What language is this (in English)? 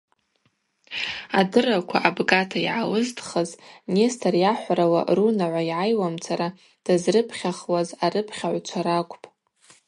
Abaza